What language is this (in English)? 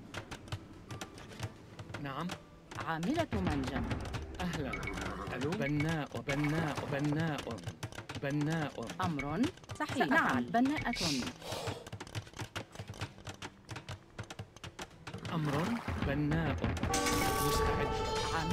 Arabic